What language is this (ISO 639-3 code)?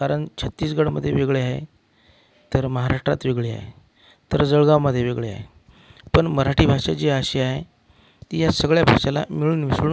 mar